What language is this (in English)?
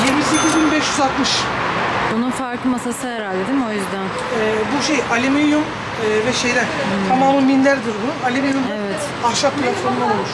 Turkish